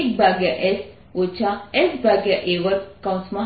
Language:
Gujarati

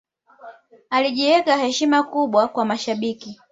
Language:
Swahili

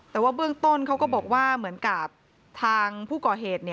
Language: Thai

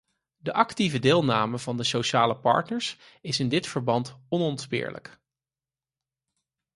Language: Dutch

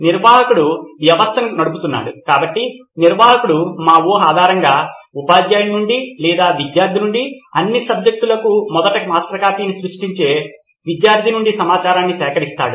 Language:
Telugu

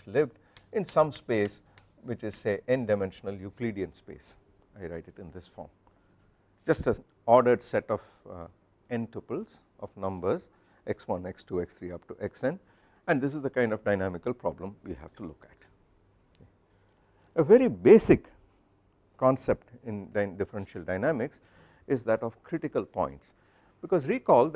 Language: English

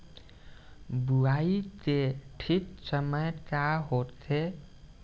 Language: Bhojpuri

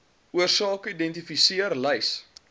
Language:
Afrikaans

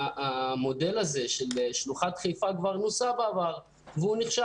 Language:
Hebrew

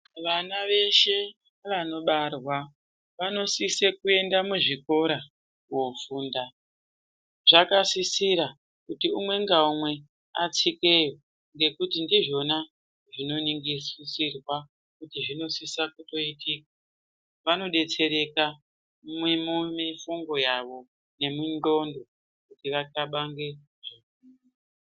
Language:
Ndau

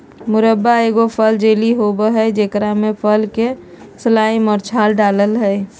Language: Magahi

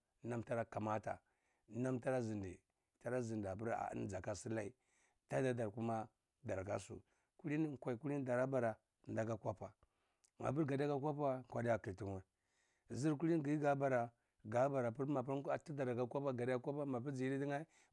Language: Cibak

